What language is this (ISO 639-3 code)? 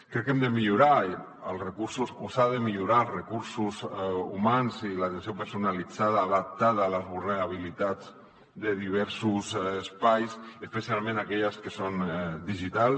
cat